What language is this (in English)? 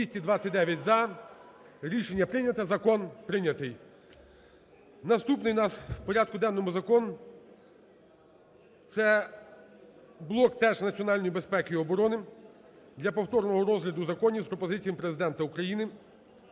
Ukrainian